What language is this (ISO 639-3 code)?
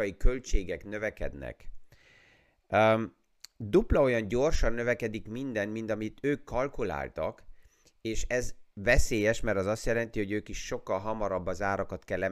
hun